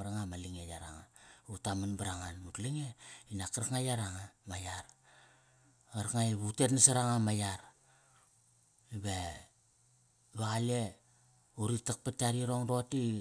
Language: Kairak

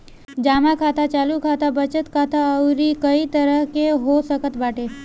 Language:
Bhojpuri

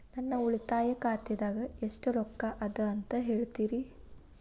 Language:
Kannada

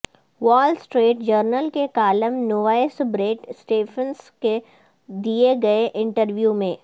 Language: Urdu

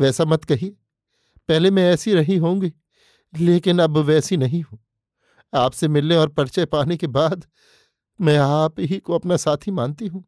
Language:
Hindi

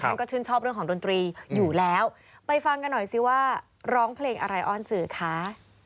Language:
Thai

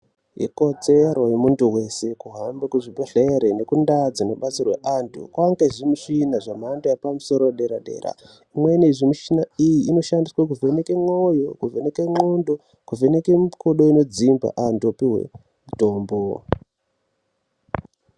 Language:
Ndau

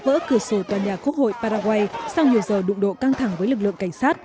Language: Vietnamese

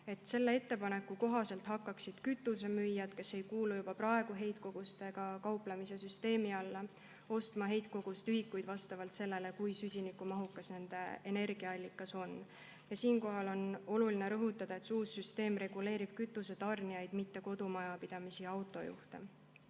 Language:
Estonian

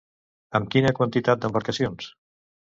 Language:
Catalan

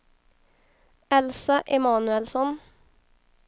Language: Swedish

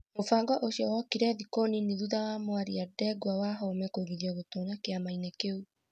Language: Kikuyu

